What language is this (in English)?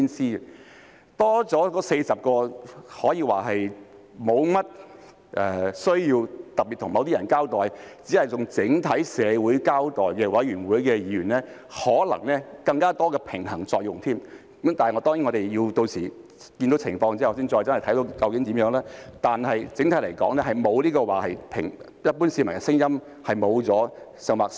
Cantonese